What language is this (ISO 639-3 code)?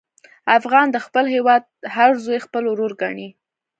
pus